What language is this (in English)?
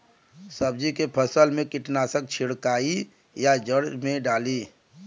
Bhojpuri